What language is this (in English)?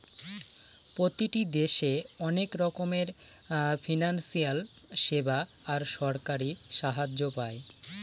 Bangla